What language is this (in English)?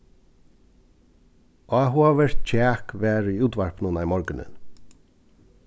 Faroese